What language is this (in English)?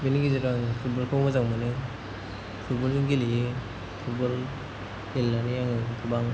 Bodo